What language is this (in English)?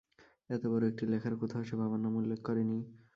Bangla